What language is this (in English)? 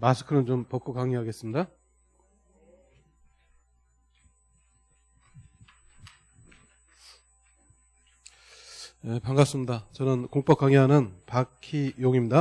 Korean